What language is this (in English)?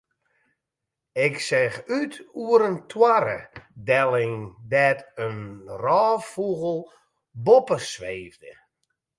Western Frisian